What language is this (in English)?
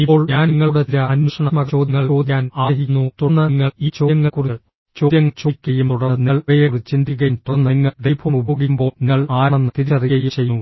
Malayalam